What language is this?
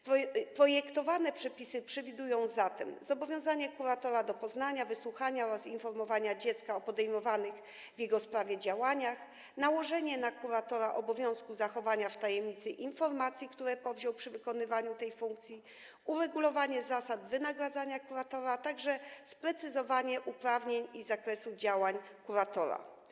Polish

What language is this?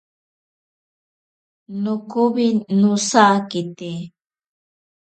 Ashéninka Perené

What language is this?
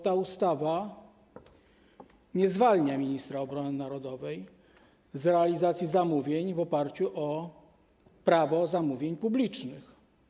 Polish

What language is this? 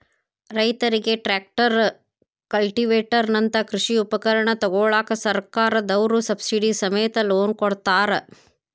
Kannada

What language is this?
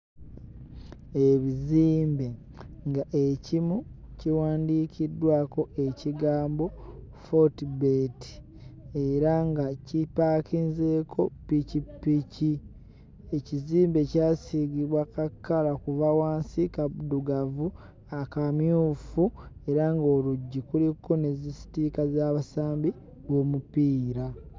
Ganda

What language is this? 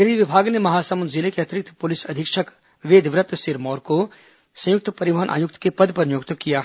Hindi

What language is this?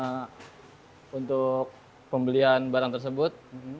Indonesian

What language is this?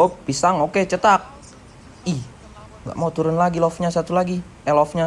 Indonesian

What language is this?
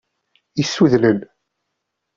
Kabyle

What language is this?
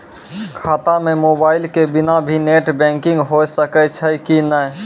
Maithili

